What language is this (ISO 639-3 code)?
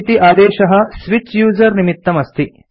san